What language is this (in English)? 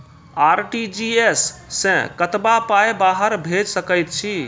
Maithili